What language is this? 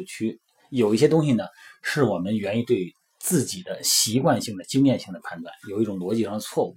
Chinese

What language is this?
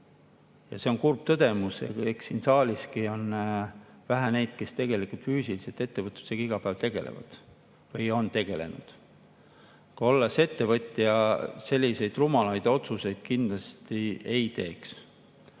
Estonian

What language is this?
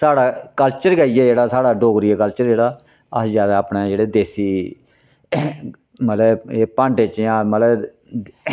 Dogri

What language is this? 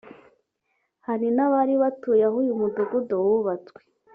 Kinyarwanda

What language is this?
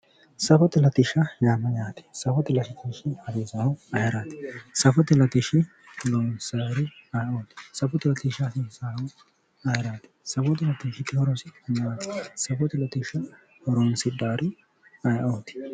Sidamo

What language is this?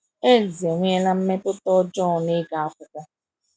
Igbo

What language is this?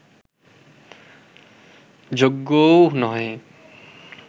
Bangla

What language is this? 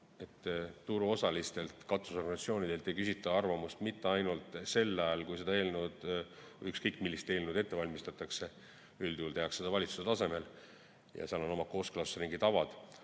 Estonian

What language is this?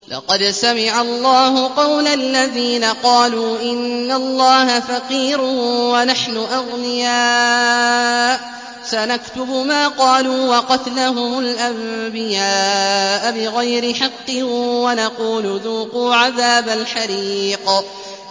Arabic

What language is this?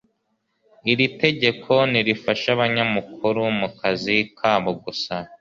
Kinyarwanda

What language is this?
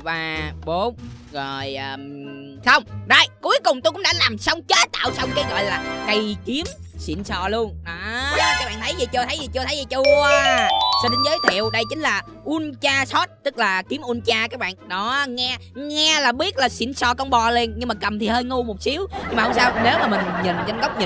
Vietnamese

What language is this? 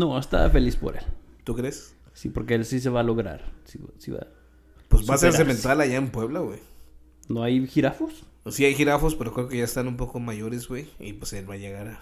Spanish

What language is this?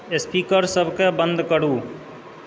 Maithili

